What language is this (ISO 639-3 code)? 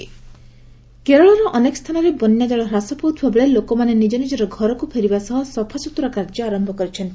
ori